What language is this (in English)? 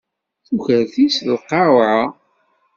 Kabyle